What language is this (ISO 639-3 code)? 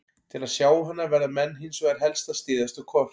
isl